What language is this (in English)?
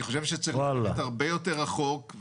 Hebrew